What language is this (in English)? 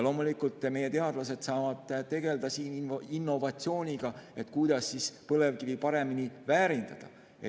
Estonian